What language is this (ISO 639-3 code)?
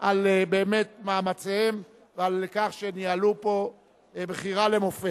heb